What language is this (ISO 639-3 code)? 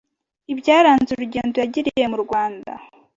kin